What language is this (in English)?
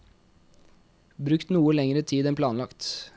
Norwegian